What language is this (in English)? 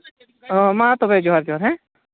Santali